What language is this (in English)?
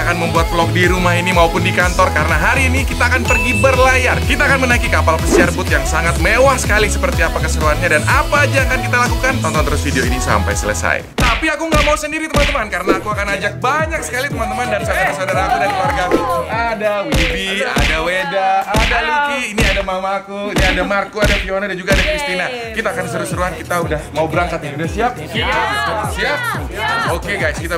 Indonesian